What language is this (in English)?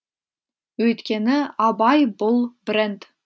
Kazakh